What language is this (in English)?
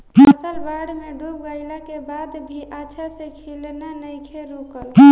Bhojpuri